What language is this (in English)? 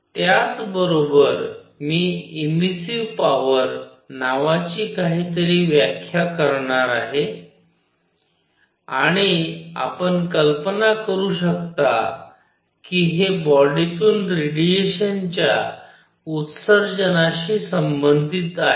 Marathi